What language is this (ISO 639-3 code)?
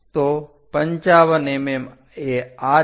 guj